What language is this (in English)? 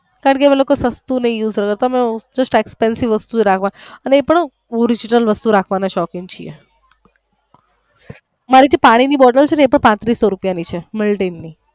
Gujarati